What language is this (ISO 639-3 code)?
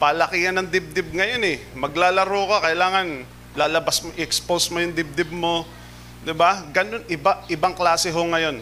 fil